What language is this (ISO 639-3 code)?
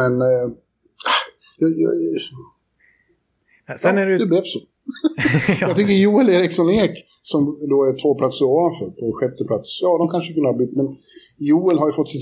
swe